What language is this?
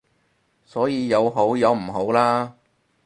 Cantonese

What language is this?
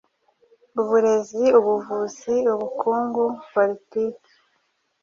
Kinyarwanda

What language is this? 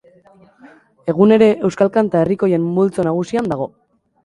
Basque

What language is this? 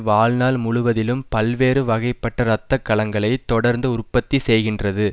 Tamil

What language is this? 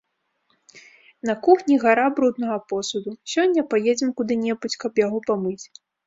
Belarusian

